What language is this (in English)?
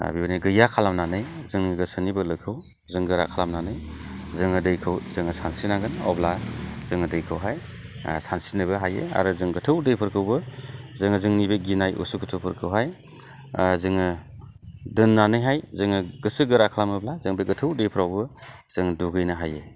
Bodo